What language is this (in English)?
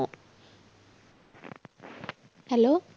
Punjabi